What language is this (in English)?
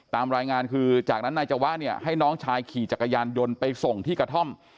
Thai